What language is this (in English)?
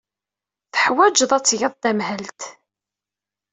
Kabyle